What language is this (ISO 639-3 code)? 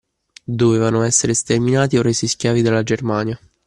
ita